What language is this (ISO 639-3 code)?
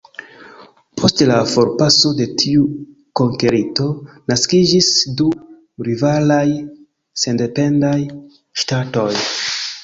epo